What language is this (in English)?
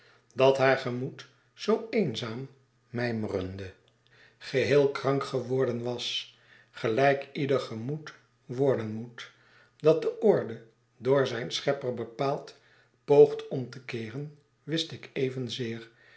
Dutch